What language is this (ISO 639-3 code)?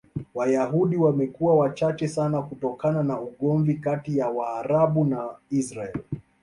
swa